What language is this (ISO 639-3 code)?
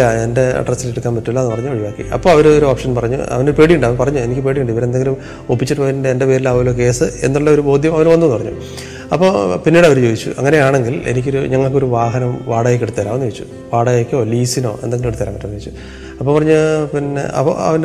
mal